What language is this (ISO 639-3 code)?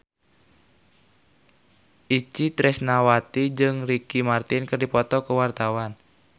sun